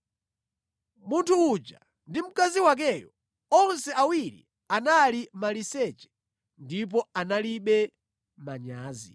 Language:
Nyanja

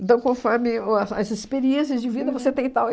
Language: Portuguese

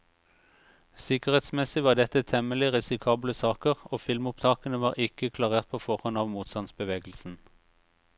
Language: Norwegian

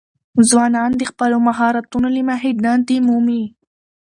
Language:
Pashto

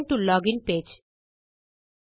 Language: Tamil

